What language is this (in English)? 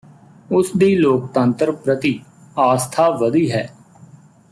Punjabi